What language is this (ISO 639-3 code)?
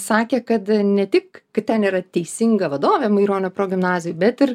lit